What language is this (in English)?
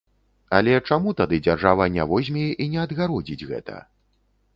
Belarusian